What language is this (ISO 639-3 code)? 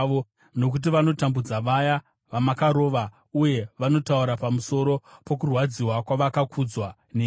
sna